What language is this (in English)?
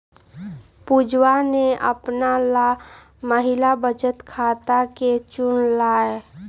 Magahi